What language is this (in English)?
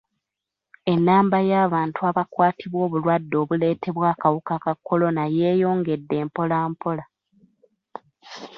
Ganda